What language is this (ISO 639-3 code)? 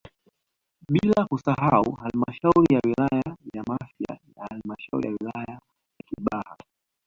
swa